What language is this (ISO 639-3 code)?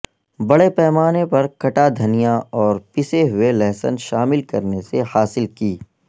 urd